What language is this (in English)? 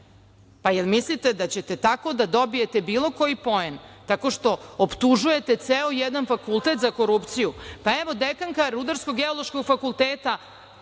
Serbian